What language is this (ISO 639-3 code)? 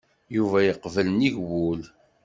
kab